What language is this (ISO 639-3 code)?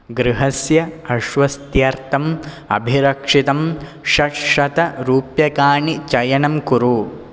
san